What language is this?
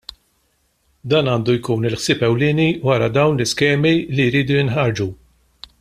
Maltese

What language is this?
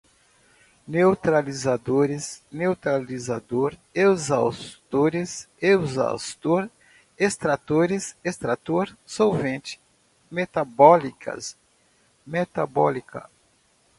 Portuguese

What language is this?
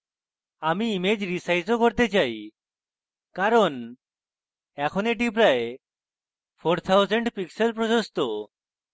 Bangla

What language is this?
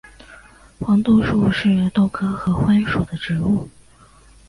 Chinese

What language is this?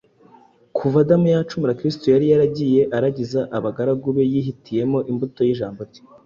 Kinyarwanda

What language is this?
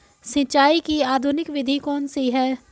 Hindi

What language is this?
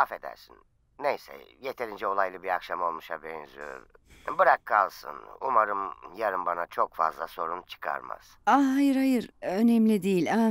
Turkish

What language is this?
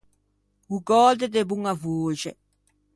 Ligurian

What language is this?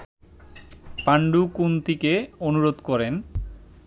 Bangla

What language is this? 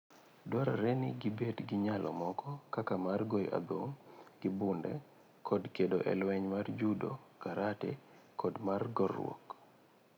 Luo (Kenya and Tanzania)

